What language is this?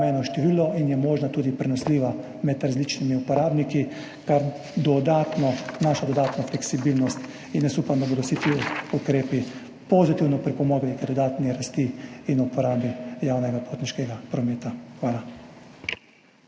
Slovenian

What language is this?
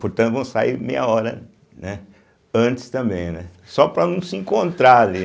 Portuguese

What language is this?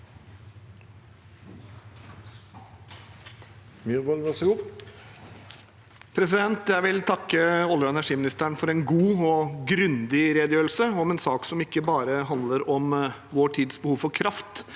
Norwegian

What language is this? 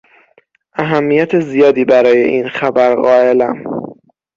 Persian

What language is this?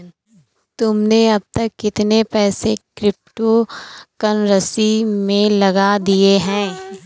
Hindi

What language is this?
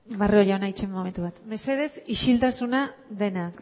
Basque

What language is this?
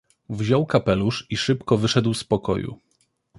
Polish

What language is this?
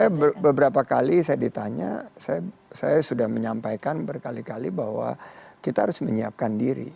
Indonesian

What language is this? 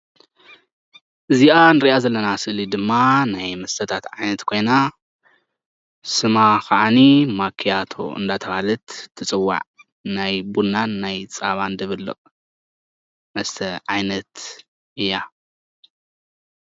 Tigrinya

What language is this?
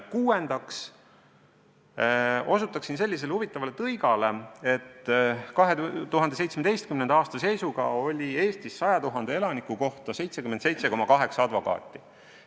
Estonian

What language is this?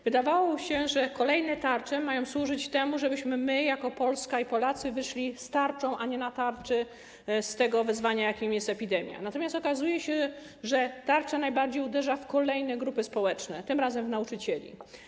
Polish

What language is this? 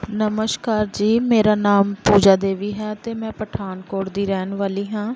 Punjabi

